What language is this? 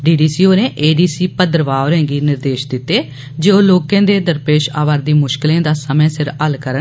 Dogri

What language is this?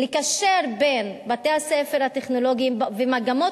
Hebrew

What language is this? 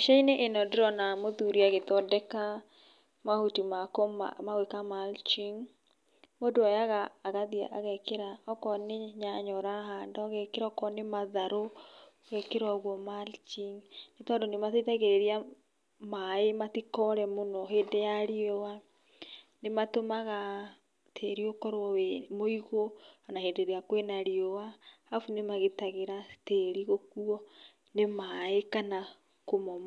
Kikuyu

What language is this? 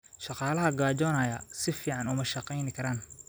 Somali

